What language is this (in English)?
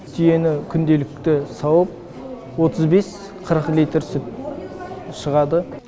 Kazakh